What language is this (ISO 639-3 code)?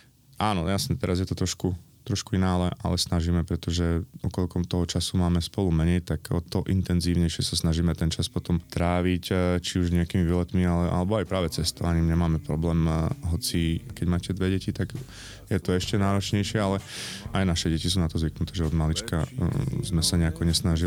slk